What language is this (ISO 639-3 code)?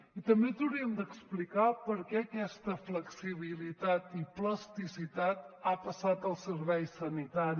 cat